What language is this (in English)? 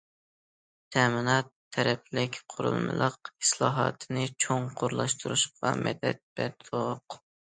Uyghur